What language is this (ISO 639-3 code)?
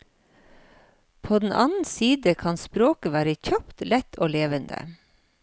nor